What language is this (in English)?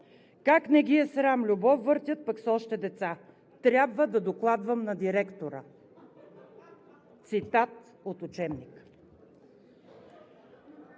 Bulgarian